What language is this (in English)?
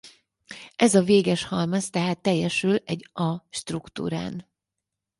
Hungarian